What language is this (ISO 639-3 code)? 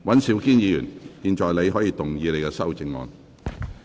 yue